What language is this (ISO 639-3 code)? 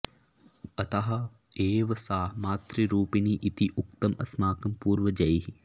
san